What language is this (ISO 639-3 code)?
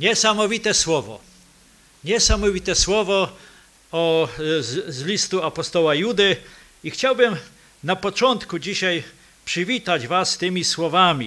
pol